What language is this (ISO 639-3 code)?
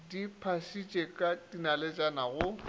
nso